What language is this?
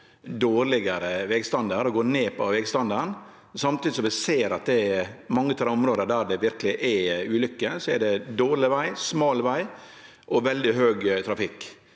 Norwegian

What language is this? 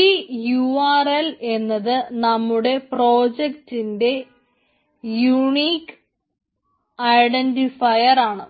Malayalam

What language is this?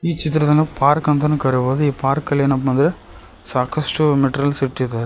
Kannada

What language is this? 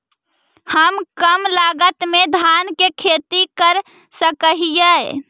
Magahi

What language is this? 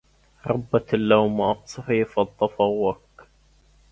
Arabic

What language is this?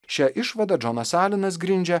Lithuanian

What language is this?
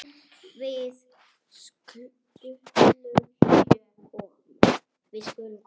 Icelandic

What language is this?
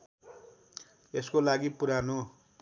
Nepali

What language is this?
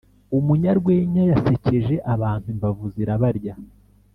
Kinyarwanda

